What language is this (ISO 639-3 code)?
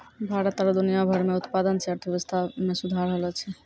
mai